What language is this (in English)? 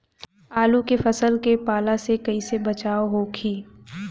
Bhojpuri